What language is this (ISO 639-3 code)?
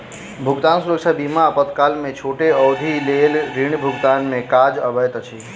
mai